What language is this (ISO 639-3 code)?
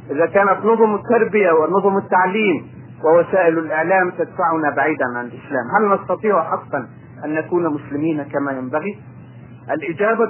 ara